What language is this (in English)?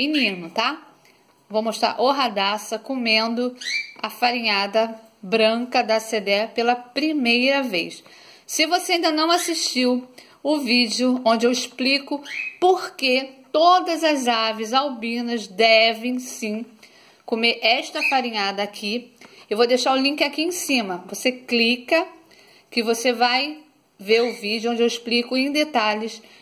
Portuguese